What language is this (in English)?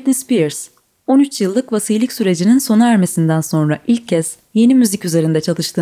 Turkish